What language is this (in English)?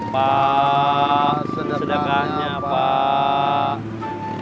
Indonesian